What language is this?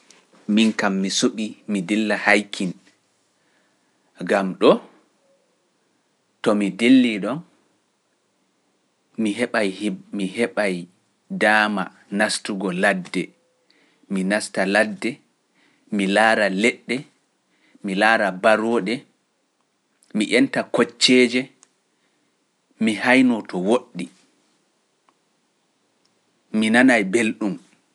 Pular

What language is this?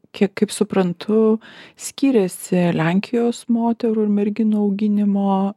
Lithuanian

